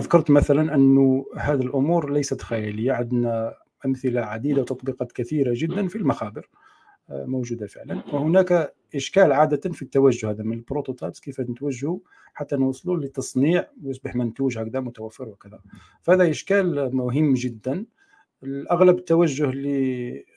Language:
Arabic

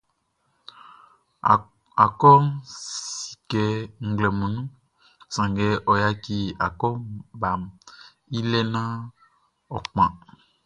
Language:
Baoulé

